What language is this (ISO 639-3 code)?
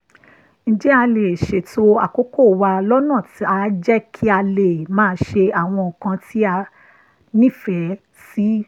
yor